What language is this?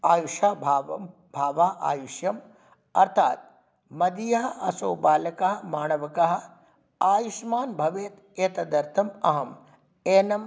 Sanskrit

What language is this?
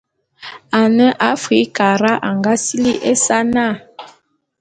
Bulu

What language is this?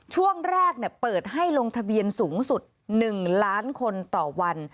Thai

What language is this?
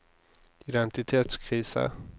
Norwegian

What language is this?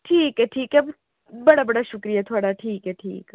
Dogri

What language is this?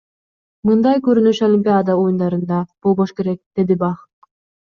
Kyrgyz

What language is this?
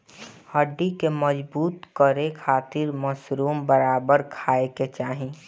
Bhojpuri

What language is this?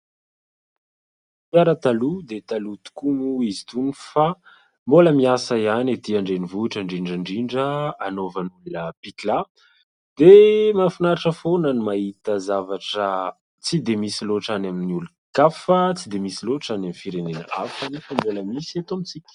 Malagasy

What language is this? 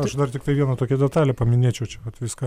Lithuanian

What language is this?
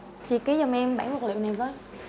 Vietnamese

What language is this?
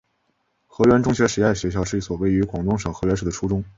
Chinese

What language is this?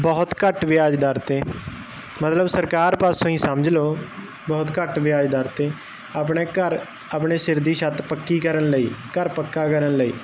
Punjabi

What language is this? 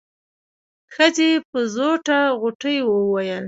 Pashto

